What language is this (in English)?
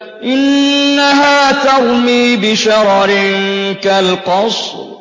Arabic